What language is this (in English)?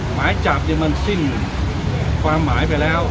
Thai